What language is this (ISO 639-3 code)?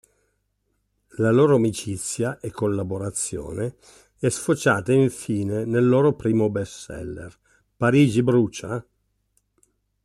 ita